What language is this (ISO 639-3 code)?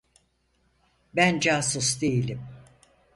tur